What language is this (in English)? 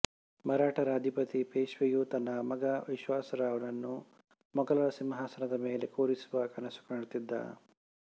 Kannada